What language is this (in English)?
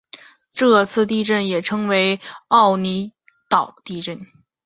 Chinese